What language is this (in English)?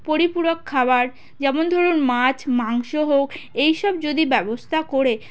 Bangla